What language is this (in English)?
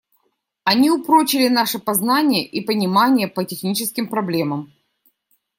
Russian